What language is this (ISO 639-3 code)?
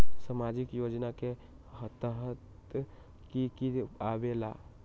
mag